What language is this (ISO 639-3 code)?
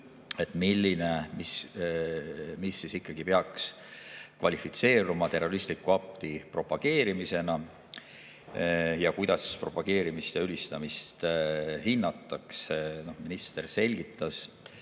est